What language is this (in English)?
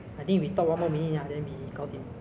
English